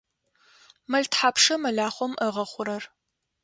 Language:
Adyghe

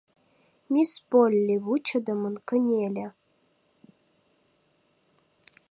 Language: Mari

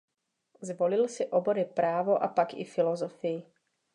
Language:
Czech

